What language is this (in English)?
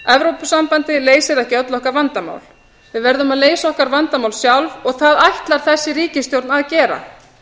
Icelandic